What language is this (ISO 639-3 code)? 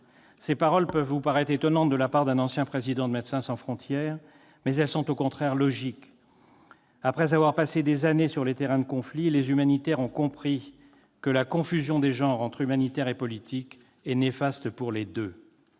fra